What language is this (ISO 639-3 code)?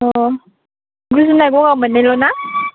brx